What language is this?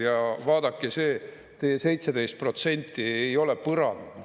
Estonian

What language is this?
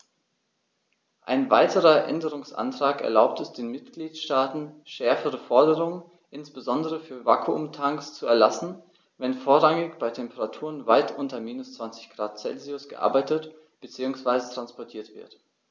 German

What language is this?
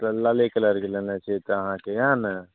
Maithili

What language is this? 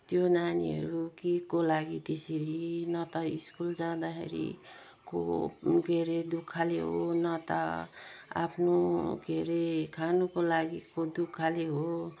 Nepali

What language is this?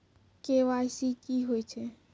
Maithili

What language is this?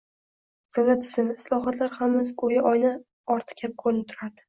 Uzbek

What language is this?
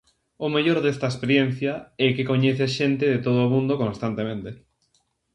Galician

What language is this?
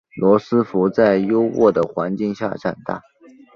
Chinese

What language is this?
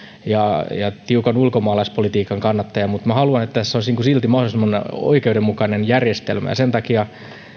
Finnish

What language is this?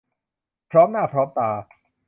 Thai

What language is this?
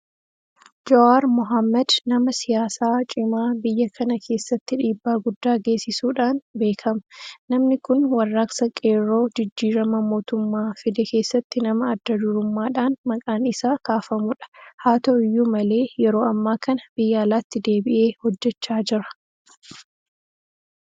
Oromo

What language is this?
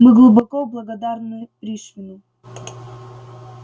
Russian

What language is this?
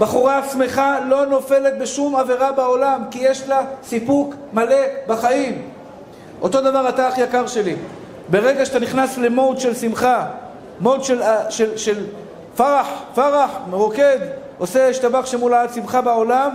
Hebrew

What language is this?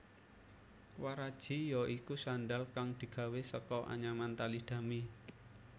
Javanese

